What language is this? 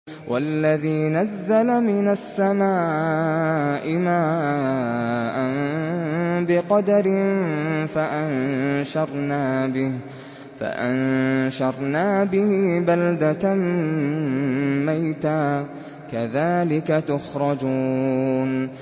Arabic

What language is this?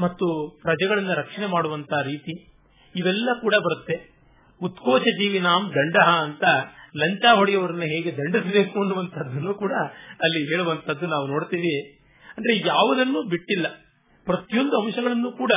Kannada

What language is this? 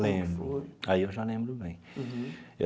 Portuguese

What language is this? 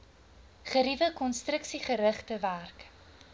Afrikaans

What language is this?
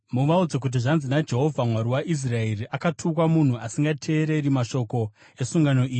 Shona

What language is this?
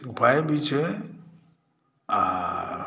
Maithili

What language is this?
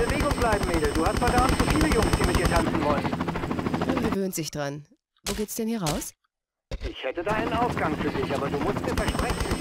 German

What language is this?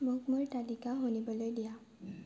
Assamese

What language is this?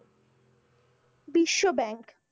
Bangla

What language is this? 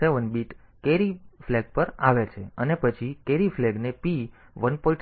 Gujarati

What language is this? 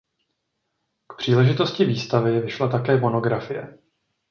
Czech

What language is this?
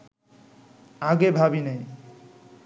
Bangla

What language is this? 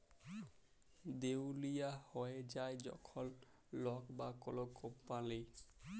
Bangla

